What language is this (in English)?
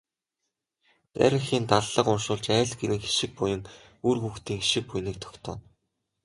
Mongolian